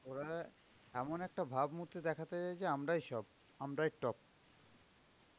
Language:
Bangla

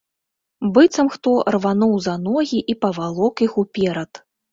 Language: Belarusian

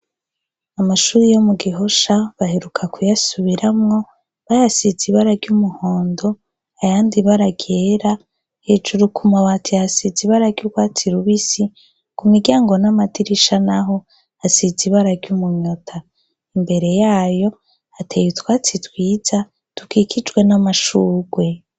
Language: Rundi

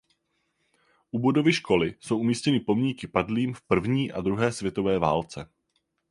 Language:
Czech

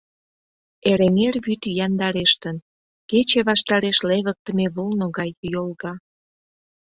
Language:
Mari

